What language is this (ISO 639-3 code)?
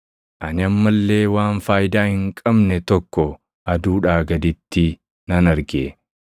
orm